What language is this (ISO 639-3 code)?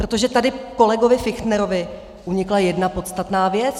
ces